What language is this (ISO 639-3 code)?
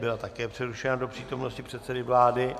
ces